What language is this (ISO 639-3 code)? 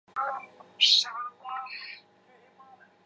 zho